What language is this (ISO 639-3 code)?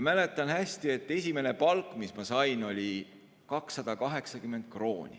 est